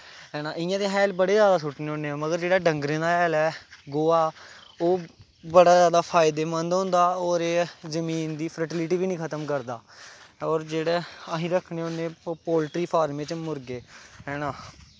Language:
Dogri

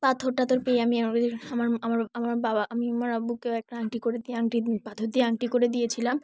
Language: Bangla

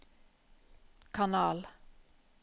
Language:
Norwegian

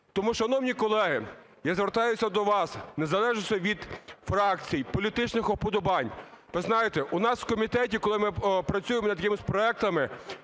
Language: Ukrainian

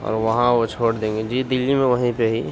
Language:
Urdu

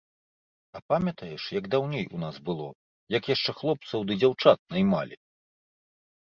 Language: Belarusian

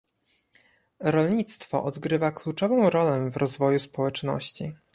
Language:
Polish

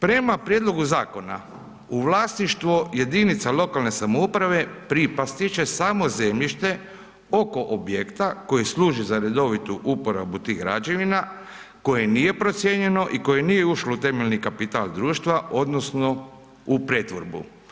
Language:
Croatian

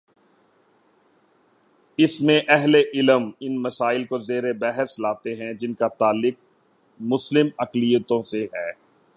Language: Urdu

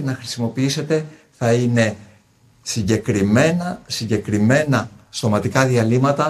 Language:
Greek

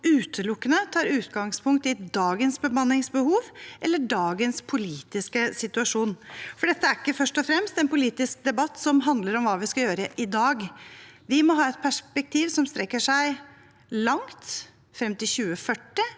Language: Norwegian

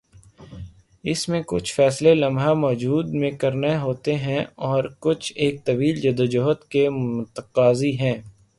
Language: Urdu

